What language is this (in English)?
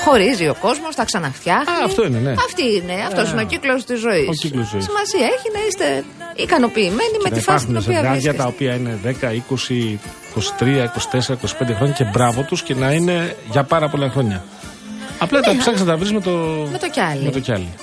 Greek